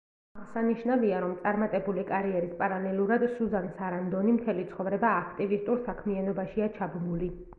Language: Georgian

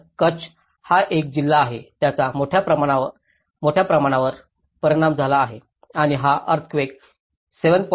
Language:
Marathi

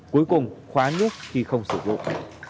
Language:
Vietnamese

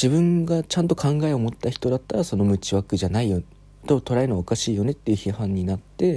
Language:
Japanese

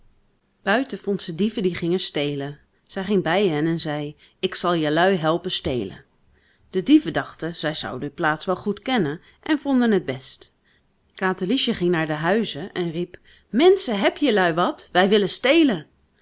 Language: Dutch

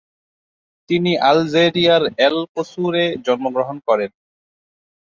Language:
Bangla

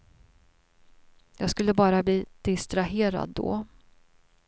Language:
Swedish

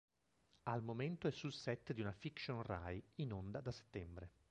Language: Italian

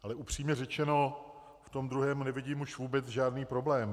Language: Czech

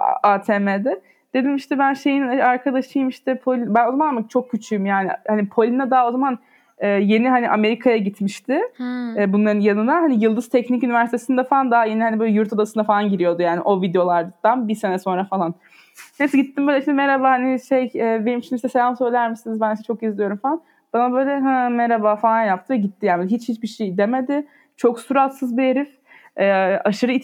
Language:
Turkish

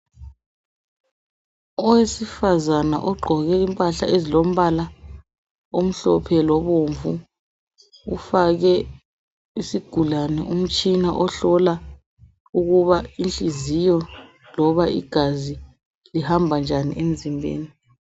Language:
North Ndebele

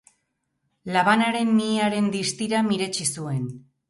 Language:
Basque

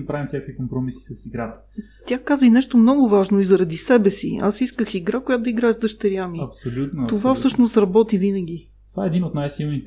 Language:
Bulgarian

